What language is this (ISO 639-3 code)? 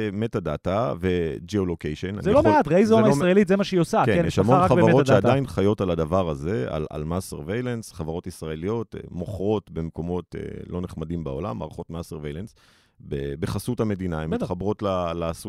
heb